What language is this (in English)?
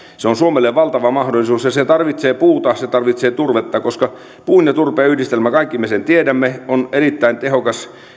Finnish